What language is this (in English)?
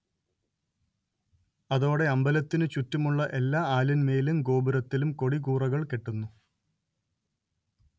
Malayalam